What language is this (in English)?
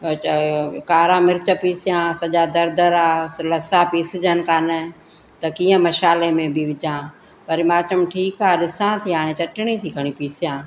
Sindhi